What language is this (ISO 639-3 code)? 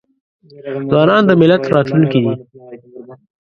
pus